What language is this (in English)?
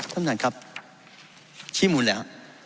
Thai